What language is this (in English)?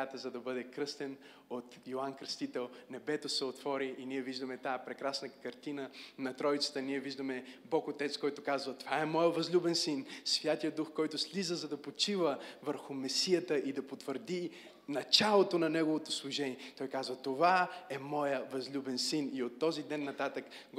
Bulgarian